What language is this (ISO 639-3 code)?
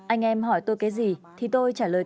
vie